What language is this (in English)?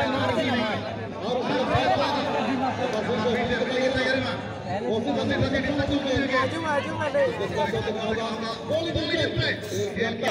Indonesian